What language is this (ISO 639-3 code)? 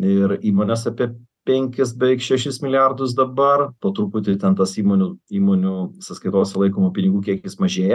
lit